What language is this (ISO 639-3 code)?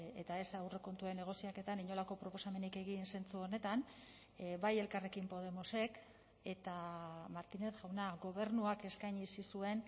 eus